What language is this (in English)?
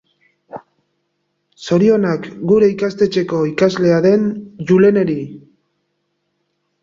Basque